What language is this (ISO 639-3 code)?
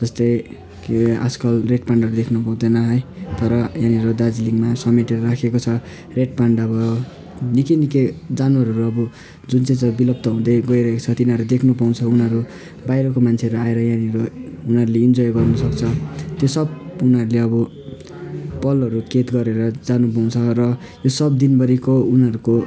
nep